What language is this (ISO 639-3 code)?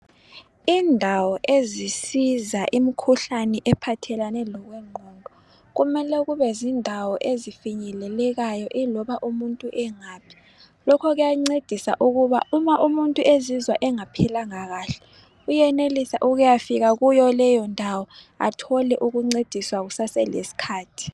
nde